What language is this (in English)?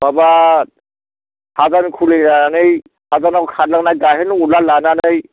Bodo